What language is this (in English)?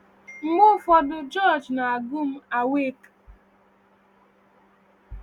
Igbo